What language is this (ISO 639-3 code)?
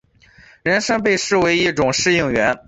zho